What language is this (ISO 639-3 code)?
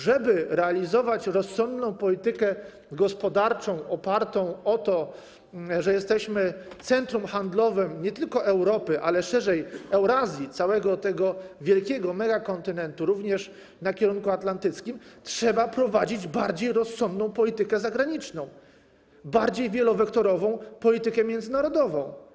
pol